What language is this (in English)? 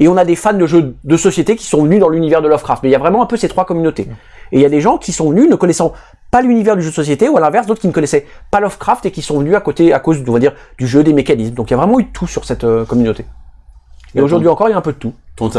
French